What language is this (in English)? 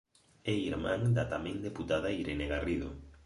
Galician